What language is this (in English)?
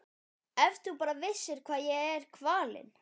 Icelandic